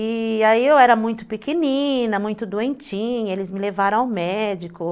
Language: Portuguese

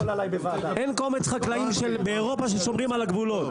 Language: Hebrew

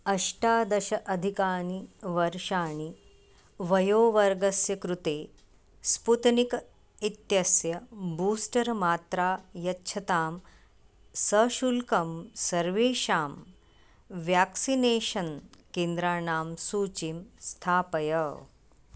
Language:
Sanskrit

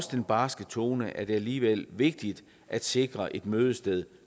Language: Danish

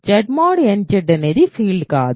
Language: Telugu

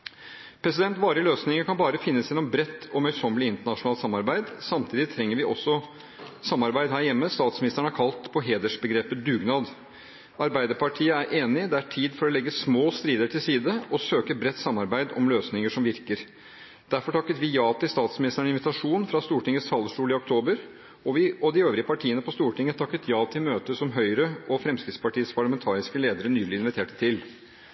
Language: Norwegian Bokmål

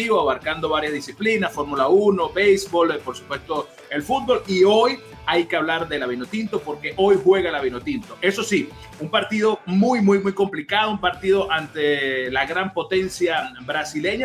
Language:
Spanish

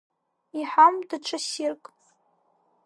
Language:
Abkhazian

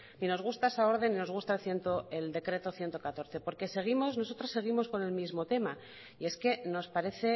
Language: Spanish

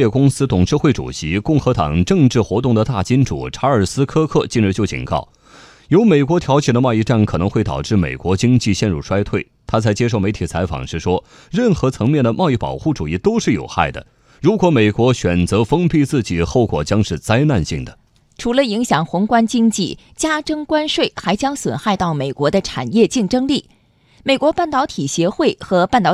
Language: Chinese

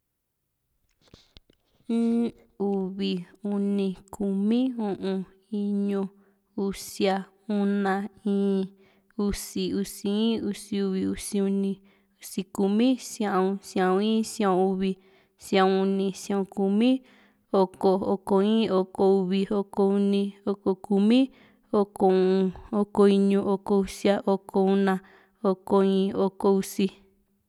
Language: Juxtlahuaca Mixtec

